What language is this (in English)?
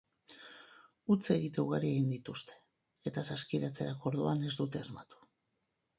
Basque